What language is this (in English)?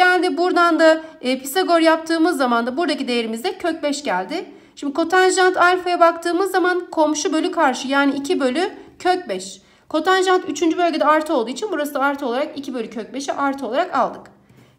Turkish